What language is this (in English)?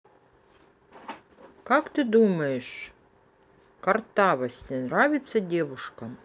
Russian